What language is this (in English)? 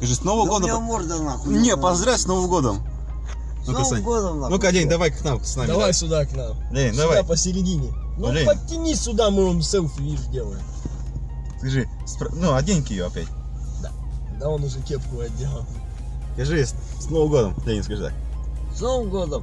Russian